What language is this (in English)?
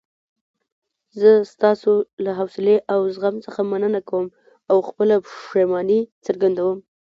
Pashto